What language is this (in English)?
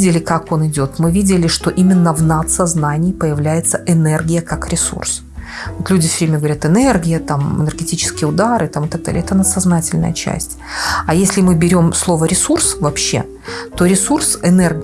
Russian